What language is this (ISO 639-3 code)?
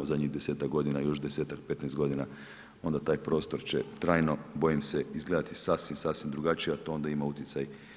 hrv